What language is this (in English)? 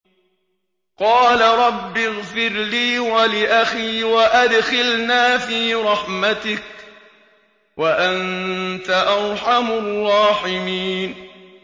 Arabic